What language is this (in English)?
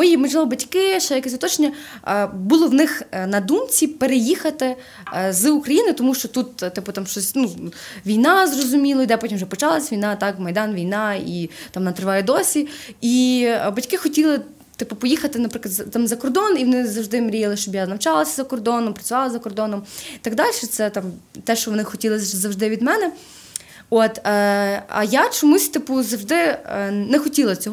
Ukrainian